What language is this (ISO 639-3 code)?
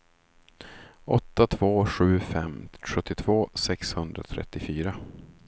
swe